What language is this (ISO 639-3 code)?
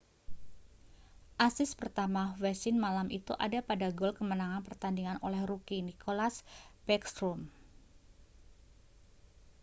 ind